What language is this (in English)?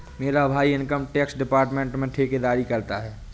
Hindi